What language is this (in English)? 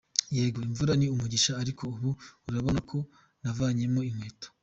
Kinyarwanda